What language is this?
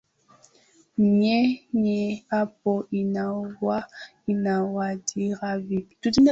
Swahili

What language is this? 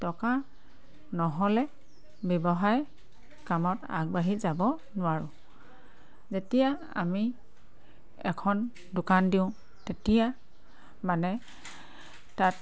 Assamese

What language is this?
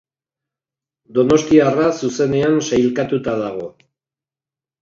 Basque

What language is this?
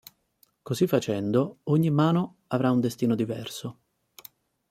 Italian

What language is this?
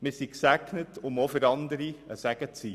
Swiss German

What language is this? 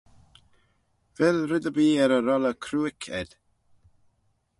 Manx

